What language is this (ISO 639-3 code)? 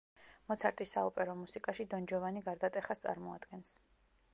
kat